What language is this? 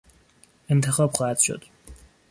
Persian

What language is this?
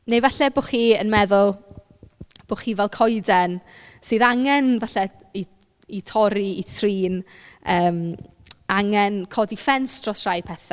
Welsh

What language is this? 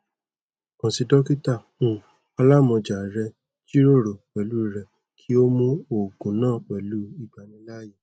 Yoruba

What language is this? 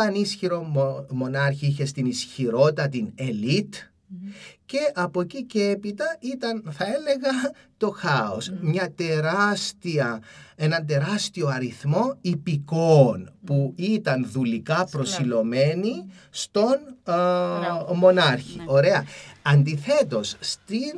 Greek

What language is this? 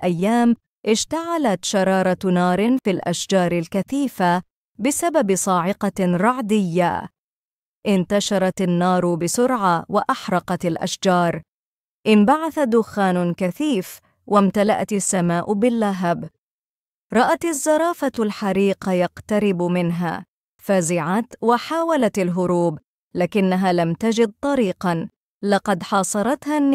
Arabic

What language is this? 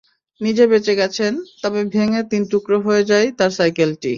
Bangla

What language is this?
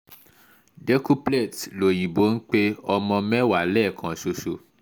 Yoruba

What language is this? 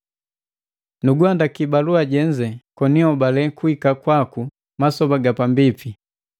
Matengo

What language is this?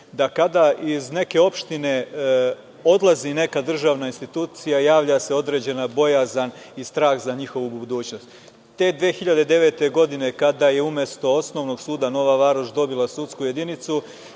Serbian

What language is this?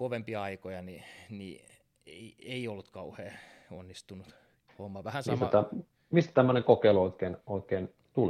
Finnish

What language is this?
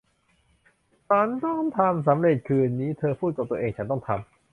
Thai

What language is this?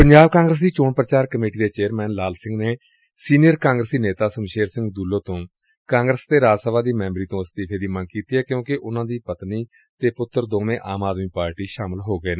Punjabi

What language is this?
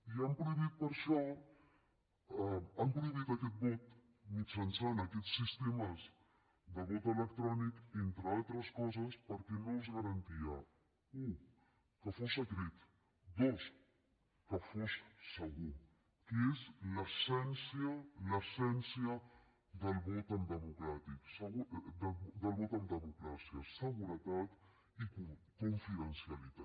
Catalan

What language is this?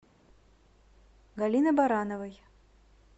Russian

